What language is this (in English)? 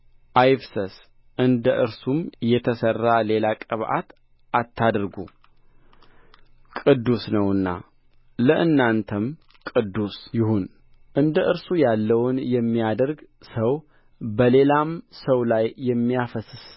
Amharic